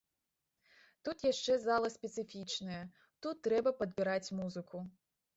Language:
Belarusian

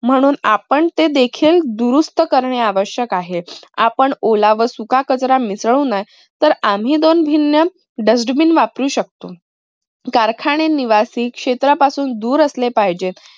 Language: Marathi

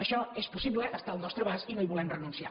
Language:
Catalan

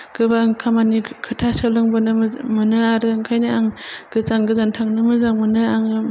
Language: Bodo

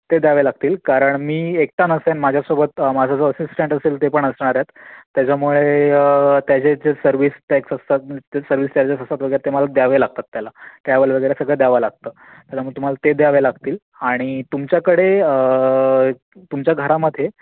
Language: Marathi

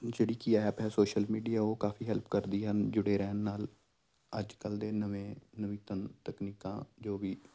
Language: Punjabi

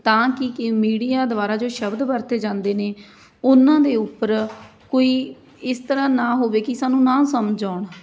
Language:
Punjabi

